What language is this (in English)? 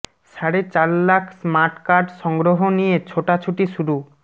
Bangla